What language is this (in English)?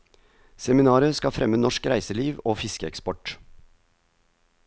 Norwegian